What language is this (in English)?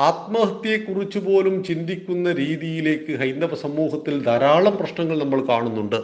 Malayalam